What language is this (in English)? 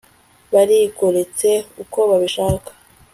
Kinyarwanda